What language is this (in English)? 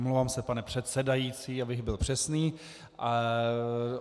Czech